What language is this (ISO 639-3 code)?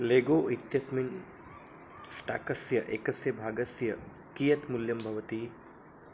san